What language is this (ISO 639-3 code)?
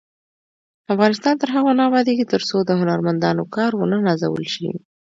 pus